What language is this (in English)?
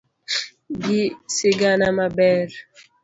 Luo (Kenya and Tanzania)